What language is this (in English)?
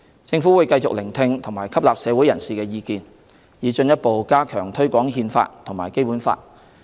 Cantonese